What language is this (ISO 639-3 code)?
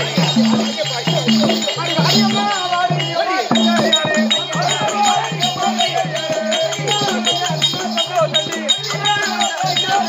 ara